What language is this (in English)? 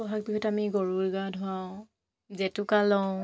Assamese